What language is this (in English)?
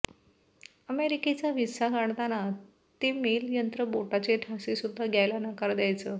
Marathi